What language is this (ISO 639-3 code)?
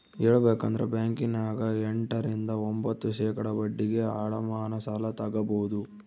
kan